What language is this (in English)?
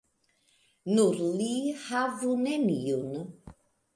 Esperanto